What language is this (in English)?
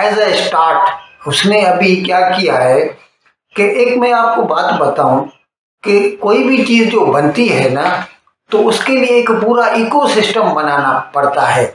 Hindi